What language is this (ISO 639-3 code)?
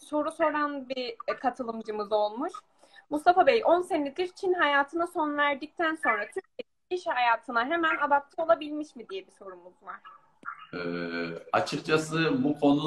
tur